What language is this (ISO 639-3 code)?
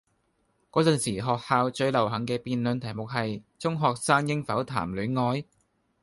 yue